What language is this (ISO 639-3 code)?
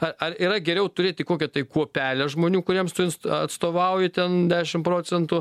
lit